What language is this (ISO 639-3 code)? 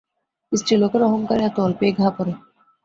ben